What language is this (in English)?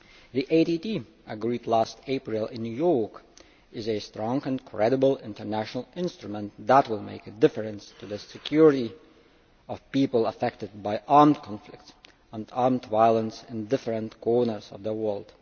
English